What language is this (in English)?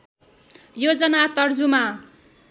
Nepali